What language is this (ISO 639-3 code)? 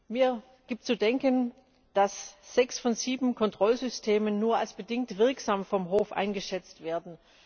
deu